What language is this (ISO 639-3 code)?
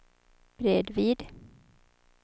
swe